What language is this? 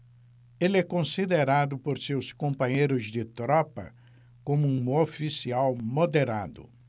Portuguese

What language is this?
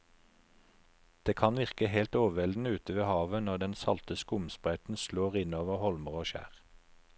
Norwegian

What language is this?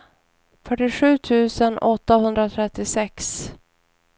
Swedish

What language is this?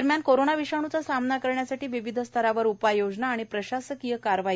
Marathi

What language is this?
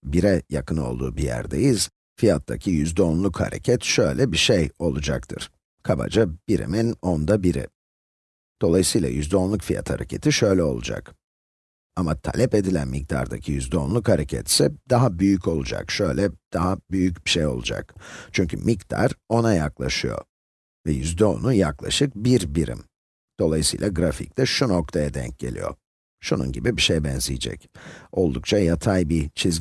Turkish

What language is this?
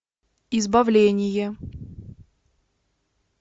Russian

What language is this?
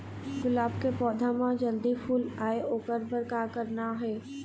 Chhattisgarhi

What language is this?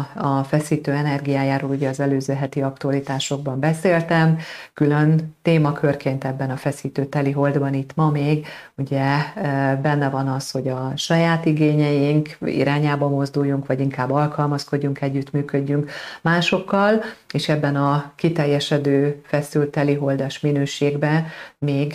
Hungarian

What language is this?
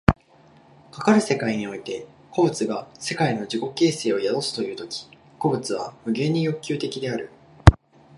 Japanese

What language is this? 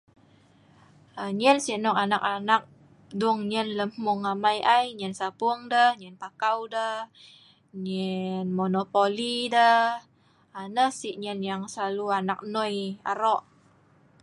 Sa'ban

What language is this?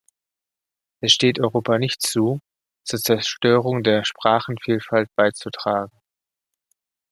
German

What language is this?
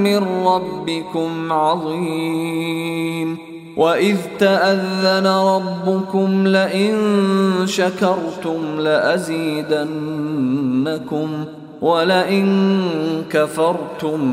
Arabic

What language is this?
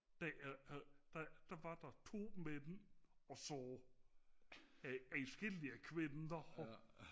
Danish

